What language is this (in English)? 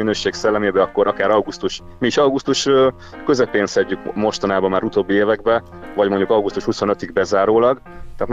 Hungarian